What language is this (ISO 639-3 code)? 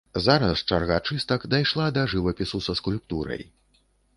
bel